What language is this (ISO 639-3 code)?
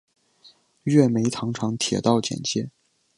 zho